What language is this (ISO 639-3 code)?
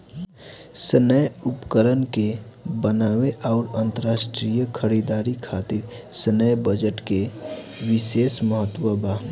bho